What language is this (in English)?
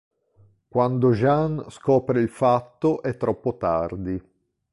Italian